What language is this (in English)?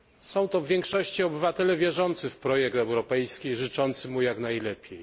Polish